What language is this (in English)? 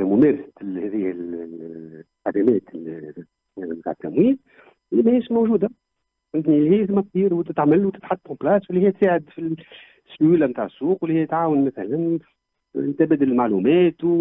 Arabic